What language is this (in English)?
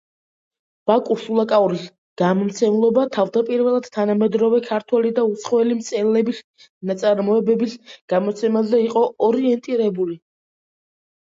Georgian